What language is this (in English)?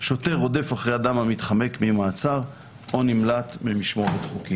Hebrew